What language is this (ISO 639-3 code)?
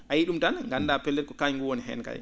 ful